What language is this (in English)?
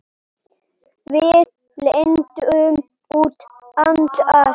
Icelandic